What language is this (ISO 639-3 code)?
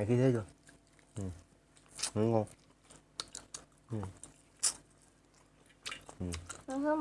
vie